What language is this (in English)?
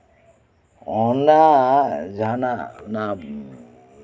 Santali